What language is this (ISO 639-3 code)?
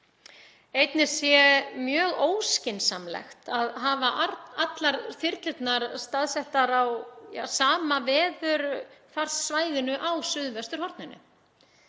isl